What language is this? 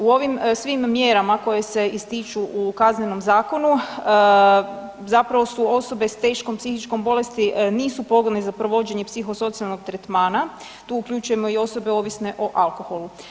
Croatian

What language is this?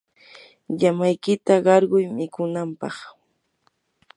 Yanahuanca Pasco Quechua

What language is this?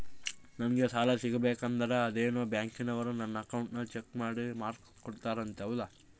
Kannada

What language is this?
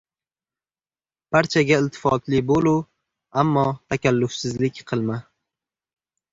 Uzbek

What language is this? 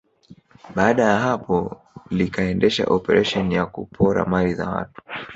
Swahili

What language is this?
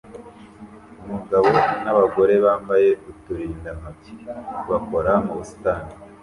Kinyarwanda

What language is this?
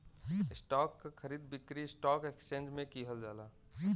Bhojpuri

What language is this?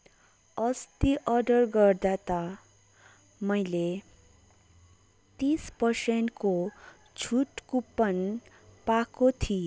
Nepali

